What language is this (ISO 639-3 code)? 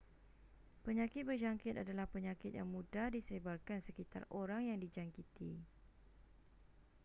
msa